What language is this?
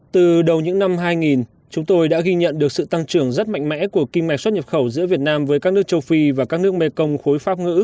Vietnamese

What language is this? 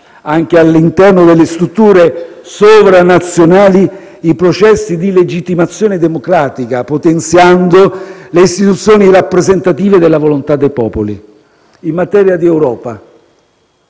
Italian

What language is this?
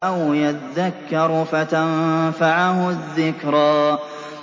Arabic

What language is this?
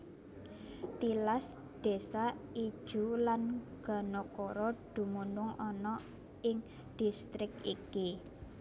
Javanese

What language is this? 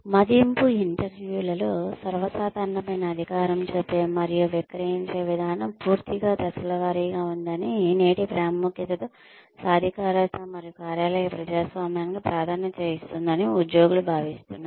Telugu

